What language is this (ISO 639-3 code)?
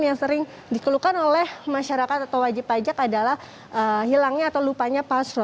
ind